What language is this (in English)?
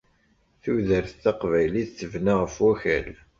Kabyle